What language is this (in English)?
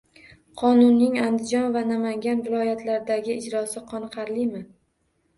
Uzbek